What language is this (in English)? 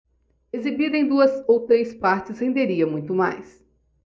Portuguese